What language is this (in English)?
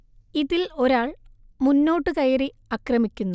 Malayalam